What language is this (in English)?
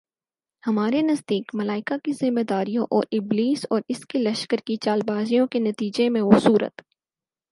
Urdu